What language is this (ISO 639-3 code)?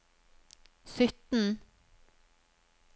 nor